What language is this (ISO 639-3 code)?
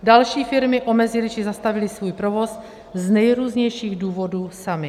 ces